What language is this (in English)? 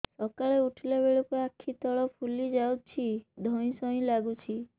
Odia